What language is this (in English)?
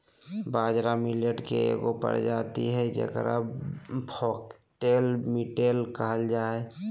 Magahi